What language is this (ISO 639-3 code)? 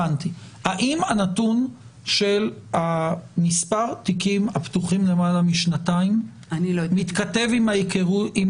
heb